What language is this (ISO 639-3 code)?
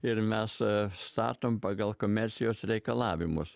lit